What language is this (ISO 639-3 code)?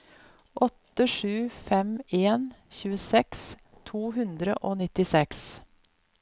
nor